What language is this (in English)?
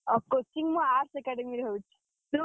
Odia